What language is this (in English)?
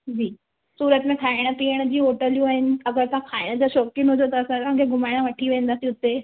Sindhi